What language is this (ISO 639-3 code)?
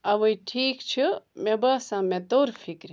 kas